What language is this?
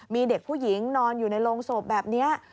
Thai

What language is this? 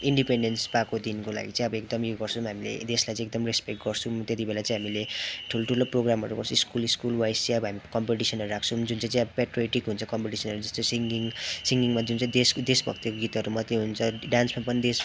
Nepali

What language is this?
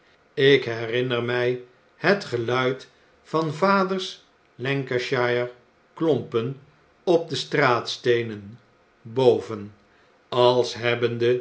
Dutch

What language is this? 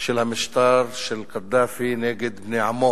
Hebrew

